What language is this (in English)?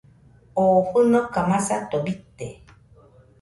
Nüpode Huitoto